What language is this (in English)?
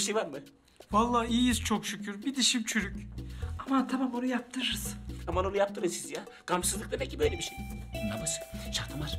Turkish